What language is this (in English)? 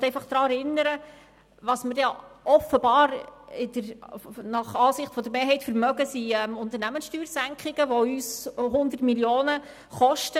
Swiss German